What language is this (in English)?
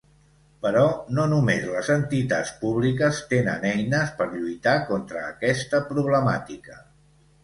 Catalan